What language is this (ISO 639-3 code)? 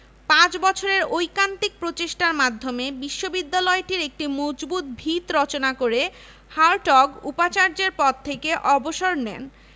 ben